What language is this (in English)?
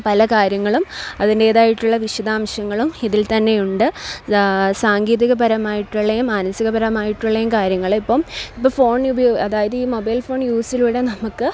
Malayalam